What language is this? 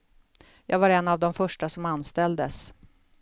Swedish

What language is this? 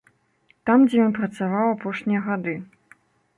Belarusian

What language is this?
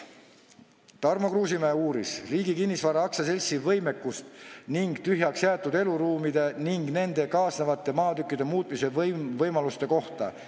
Estonian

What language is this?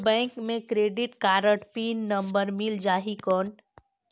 Chhattisgarhi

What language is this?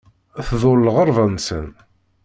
Kabyle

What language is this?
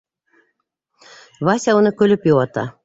Bashkir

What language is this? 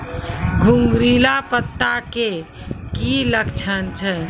Maithili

